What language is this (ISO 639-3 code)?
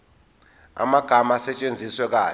zul